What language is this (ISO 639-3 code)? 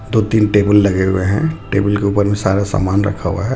hin